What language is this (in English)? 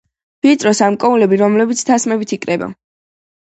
Georgian